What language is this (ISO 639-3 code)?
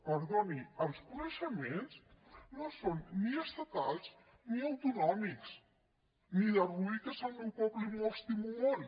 cat